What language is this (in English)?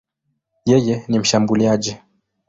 Swahili